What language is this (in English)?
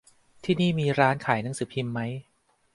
Thai